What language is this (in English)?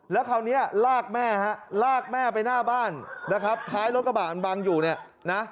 Thai